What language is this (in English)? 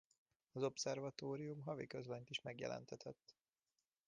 Hungarian